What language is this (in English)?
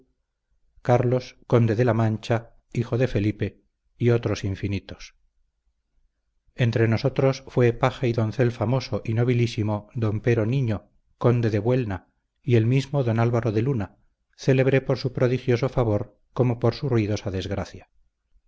Spanish